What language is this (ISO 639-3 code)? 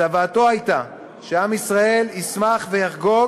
heb